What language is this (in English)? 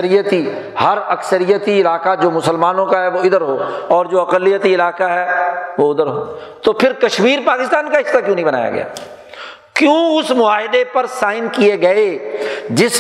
Urdu